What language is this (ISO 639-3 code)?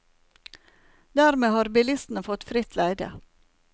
nor